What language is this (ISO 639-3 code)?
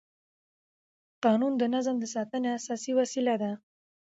pus